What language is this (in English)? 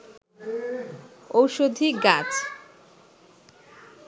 Bangla